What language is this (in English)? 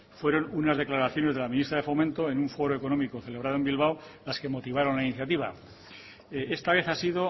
Spanish